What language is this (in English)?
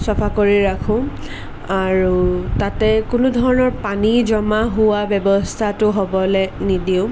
Assamese